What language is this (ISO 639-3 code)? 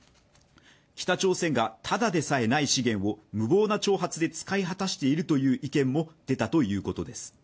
jpn